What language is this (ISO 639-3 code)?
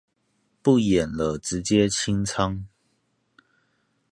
zho